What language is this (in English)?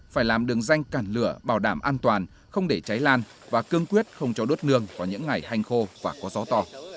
Vietnamese